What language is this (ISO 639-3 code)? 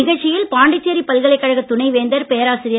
tam